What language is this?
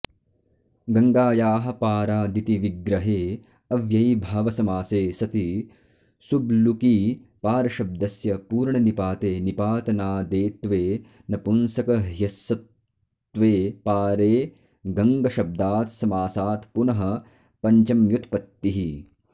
Sanskrit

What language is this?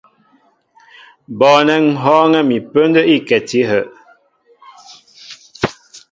Mbo (Cameroon)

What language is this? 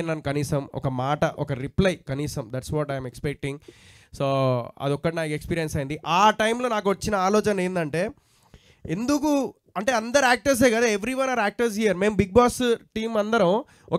Telugu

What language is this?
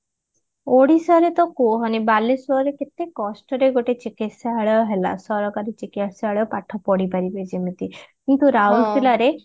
Odia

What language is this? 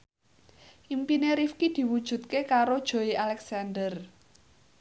Javanese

